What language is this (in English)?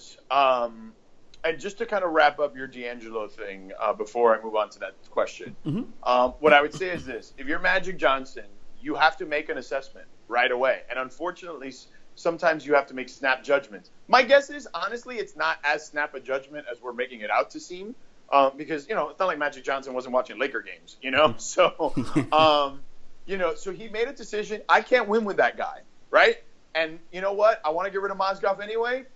English